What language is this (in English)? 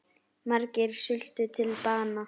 Icelandic